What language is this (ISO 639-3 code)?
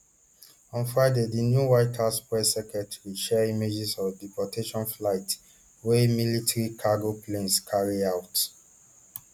pcm